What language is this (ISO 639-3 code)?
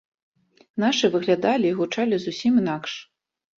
bel